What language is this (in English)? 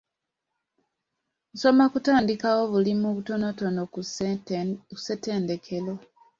Ganda